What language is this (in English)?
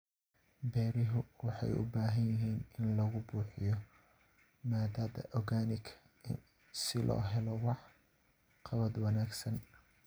Somali